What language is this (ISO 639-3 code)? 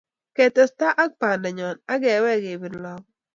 kln